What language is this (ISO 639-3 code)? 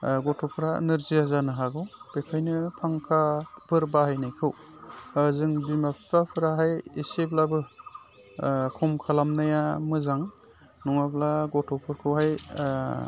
brx